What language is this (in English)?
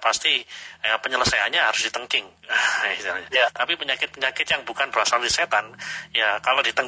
Indonesian